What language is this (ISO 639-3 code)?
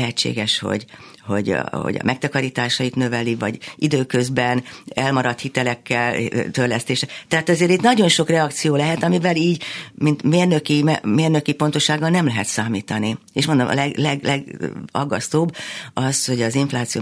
hun